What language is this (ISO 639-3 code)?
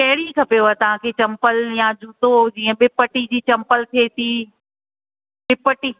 snd